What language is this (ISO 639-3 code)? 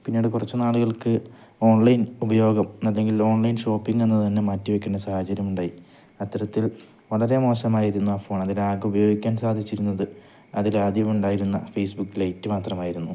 mal